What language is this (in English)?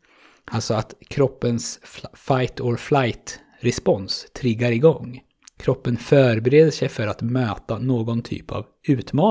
Swedish